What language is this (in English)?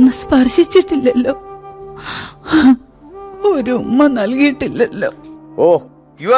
Malayalam